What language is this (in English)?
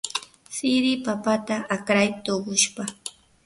Yanahuanca Pasco Quechua